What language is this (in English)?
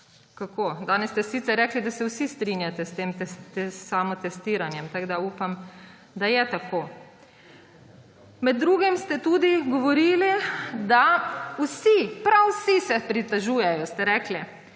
Slovenian